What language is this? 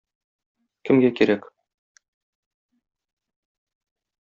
Tatar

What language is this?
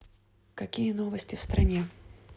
Russian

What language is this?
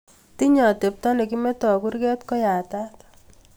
Kalenjin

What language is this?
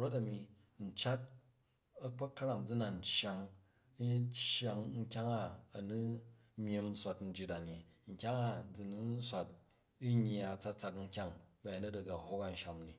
Jju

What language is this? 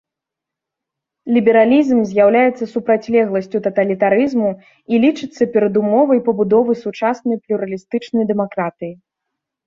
Belarusian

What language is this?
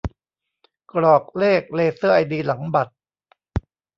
Thai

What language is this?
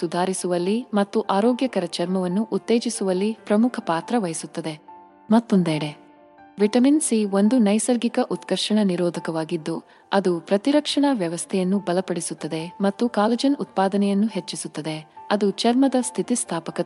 Kannada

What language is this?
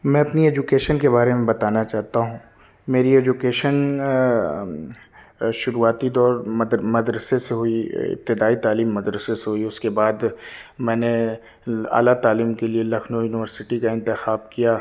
Urdu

